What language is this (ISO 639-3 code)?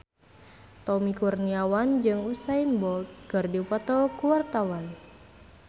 sun